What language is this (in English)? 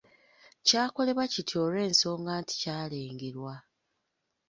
Ganda